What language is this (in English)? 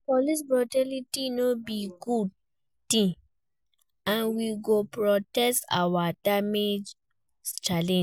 Nigerian Pidgin